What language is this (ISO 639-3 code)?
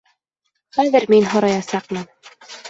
bak